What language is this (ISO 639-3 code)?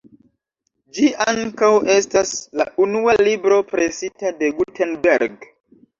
epo